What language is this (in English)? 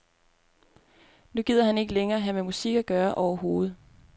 Danish